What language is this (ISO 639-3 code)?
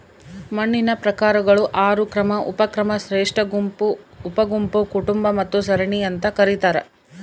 kan